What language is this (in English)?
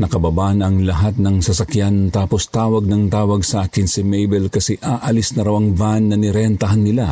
Filipino